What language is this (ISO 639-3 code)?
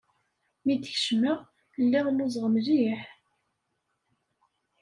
kab